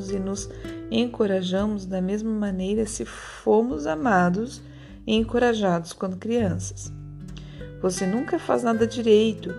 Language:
Portuguese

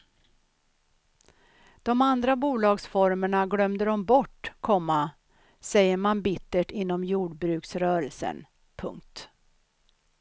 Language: Swedish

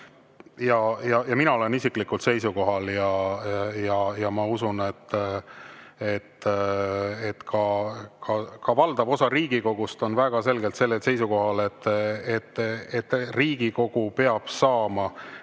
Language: Estonian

